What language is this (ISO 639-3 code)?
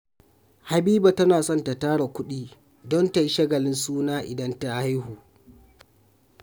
hau